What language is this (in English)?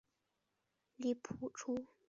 Chinese